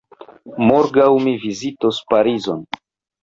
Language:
Esperanto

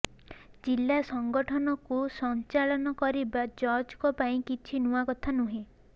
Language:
Odia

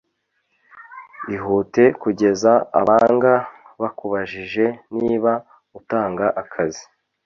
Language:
Kinyarwanda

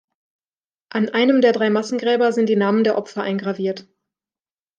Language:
German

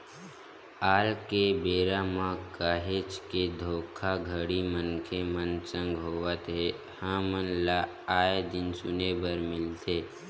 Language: Chhattisgarhi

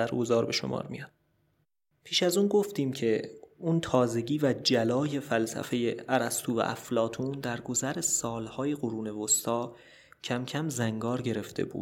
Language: Persian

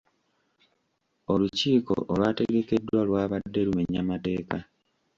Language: Ganda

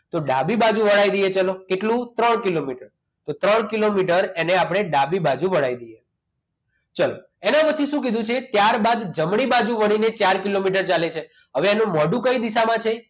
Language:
Gujarati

